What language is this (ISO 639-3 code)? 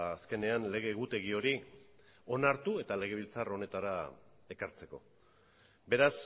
eus